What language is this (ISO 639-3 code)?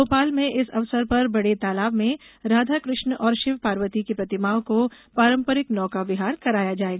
hin